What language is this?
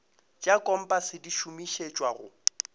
Northern Sotho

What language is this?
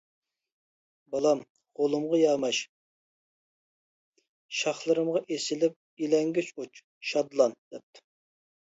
Uyghur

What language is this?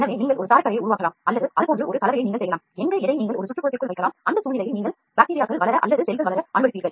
Tamil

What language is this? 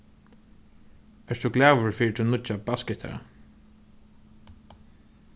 Faroese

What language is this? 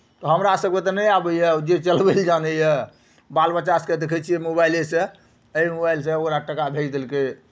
Maithili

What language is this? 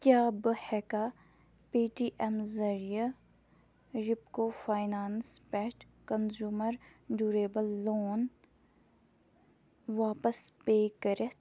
Kashmiri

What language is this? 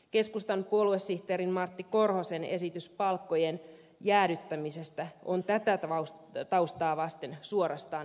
Finnish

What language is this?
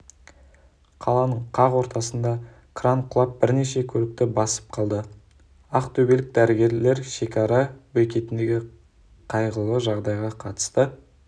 Kazakh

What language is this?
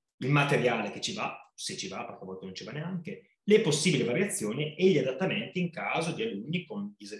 Italian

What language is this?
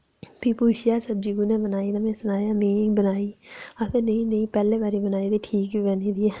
Dogri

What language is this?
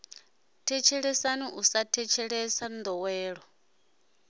Venda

